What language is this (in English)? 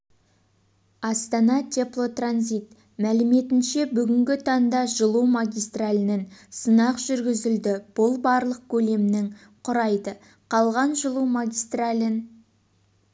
Kazakh